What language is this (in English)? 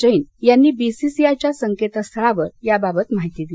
Marathi